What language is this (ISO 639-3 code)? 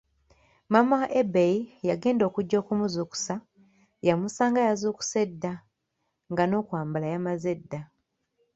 lug